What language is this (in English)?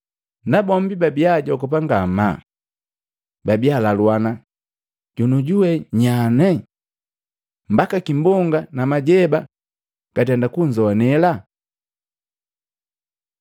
Matengo